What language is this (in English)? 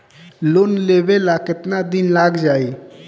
Bhojpuri